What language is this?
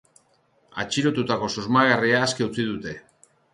Basque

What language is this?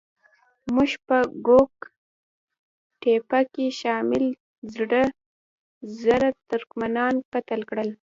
Pashto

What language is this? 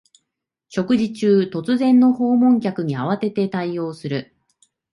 Japanese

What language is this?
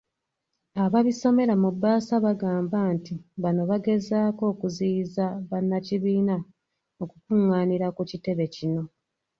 Ganda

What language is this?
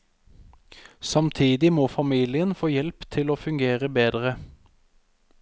Norwegian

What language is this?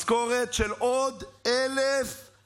Hebrew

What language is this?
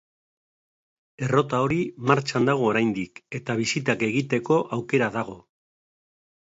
Basque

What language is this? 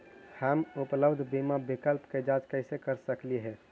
Magahi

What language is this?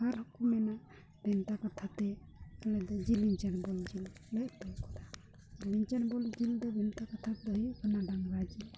Santali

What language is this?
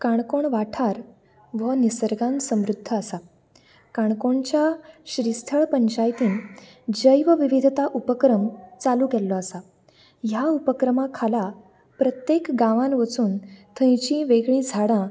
Konkani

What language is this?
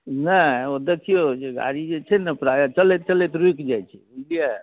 Maithili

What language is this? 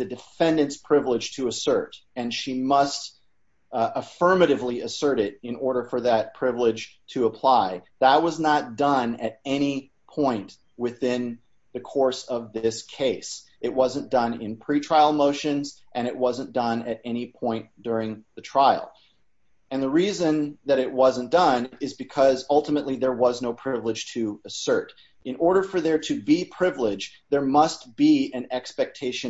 English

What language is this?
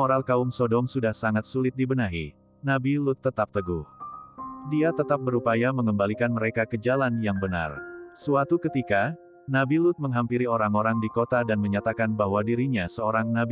Indonesian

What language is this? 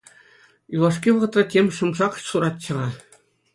Chuvash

